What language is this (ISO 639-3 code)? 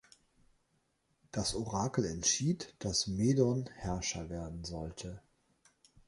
deu